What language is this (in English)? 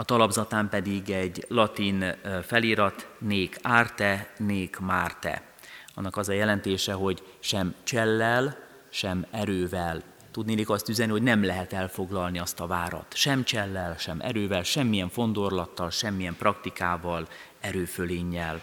Hungarian